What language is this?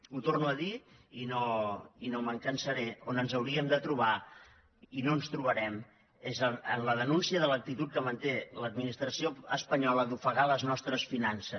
Catalan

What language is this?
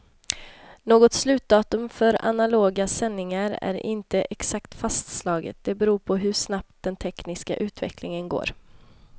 Swedish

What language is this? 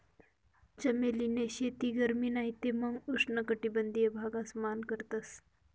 Marathi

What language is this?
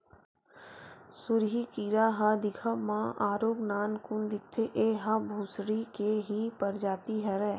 Chhattisgarhi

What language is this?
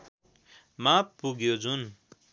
Nepali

